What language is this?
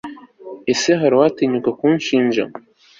Kinyarwanda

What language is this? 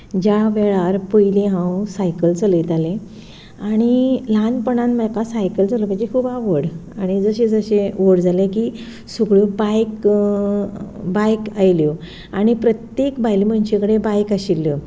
Konkani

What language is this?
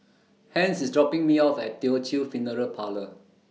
English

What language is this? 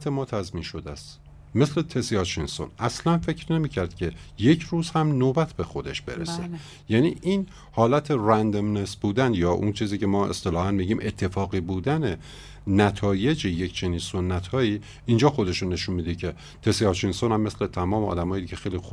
Persian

